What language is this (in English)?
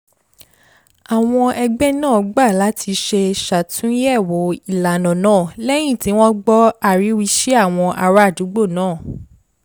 Yoruba